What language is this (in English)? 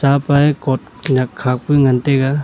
Wancho Naga